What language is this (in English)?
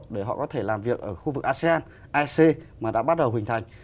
Vietnamese